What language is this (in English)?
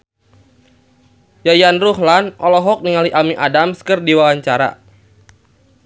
Sundanese